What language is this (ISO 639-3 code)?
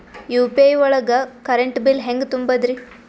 kan